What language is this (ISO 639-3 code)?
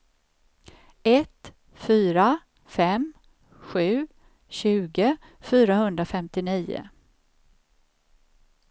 swe